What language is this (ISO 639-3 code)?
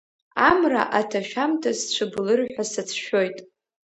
abk